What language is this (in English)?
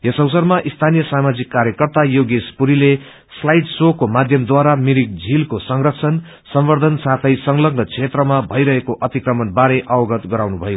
Nepali